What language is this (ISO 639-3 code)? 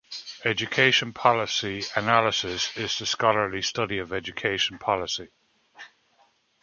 eng